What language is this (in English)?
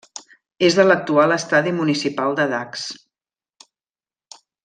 Catalan